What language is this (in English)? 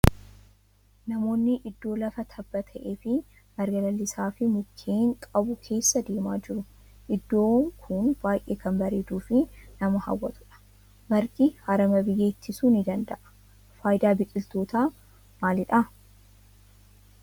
Oromo